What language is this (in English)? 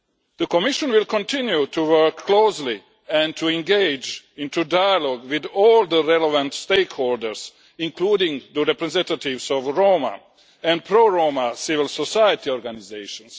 English